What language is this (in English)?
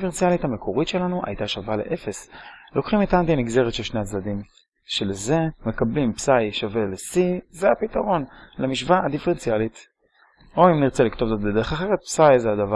Hebrew